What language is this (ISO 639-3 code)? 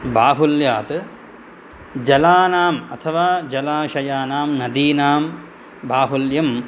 san